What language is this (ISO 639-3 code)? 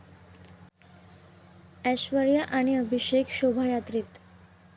mar